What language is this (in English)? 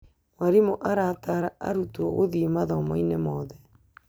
Kikuyu